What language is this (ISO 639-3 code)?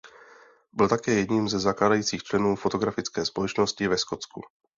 ces